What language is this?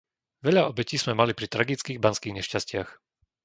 Slovak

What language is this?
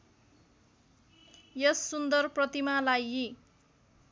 Nepali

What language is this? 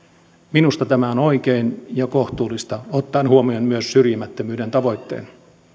Finnish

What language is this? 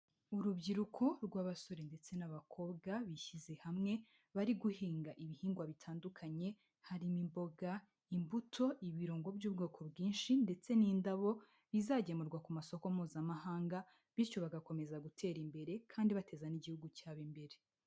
Kinyarwanda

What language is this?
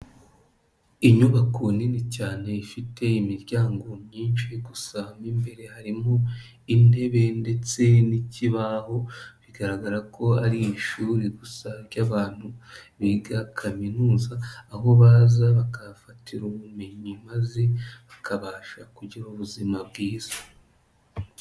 Kinyarwanda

